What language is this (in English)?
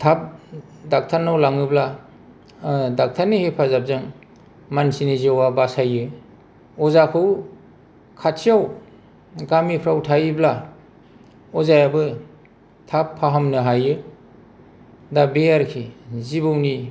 Bodo